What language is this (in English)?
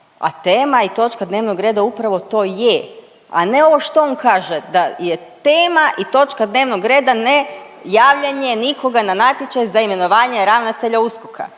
Croatian